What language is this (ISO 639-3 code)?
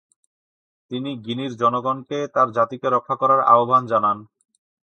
ben